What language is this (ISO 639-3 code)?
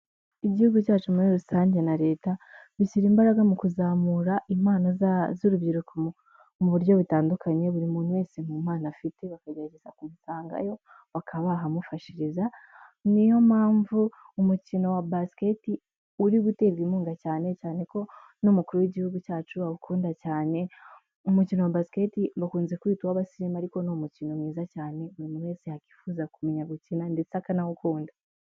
kin